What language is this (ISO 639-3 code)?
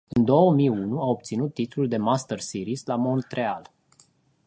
ron